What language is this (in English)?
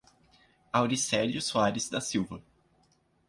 Portuguese